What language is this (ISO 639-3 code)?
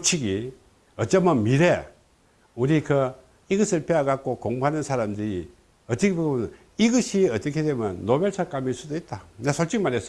kor